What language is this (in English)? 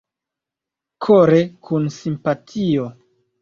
Esperanto